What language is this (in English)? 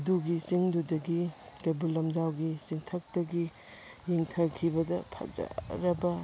Manipuri